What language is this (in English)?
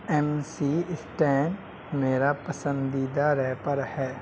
Urdu